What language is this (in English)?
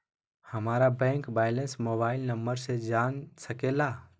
Magahi